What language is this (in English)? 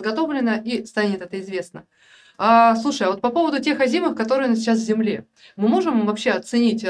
Russian